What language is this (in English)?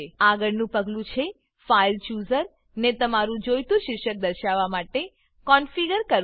Gujarati